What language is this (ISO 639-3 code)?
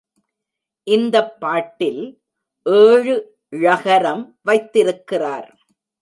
tam